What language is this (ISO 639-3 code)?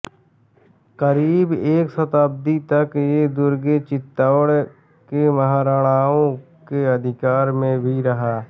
hin